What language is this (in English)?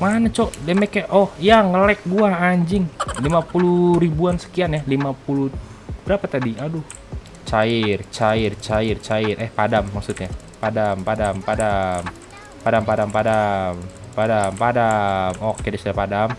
Indonesian